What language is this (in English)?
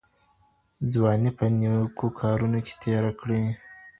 Pashto